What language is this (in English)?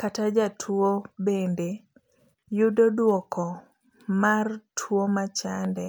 Luo (Kenya and Tanzania)